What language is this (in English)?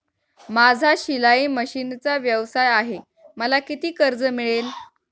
Marathi